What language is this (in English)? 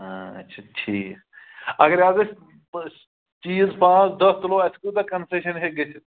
Kashmiri